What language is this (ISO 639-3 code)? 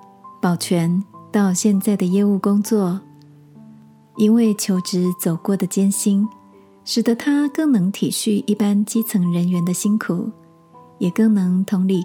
zho